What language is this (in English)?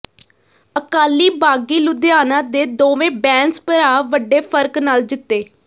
Punjabi